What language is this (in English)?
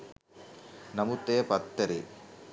Sinhala